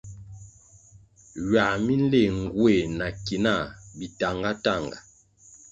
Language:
Kwasio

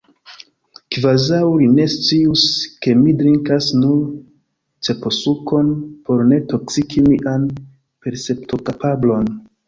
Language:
Esperanto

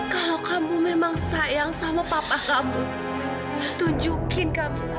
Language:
Indonesian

